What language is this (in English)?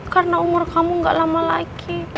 Indonesian